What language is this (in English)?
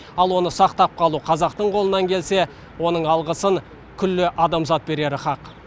Kazakh